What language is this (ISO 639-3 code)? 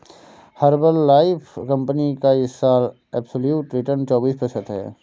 hin